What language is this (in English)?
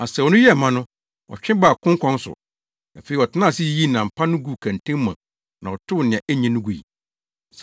Akan